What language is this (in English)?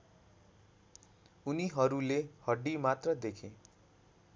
Nepali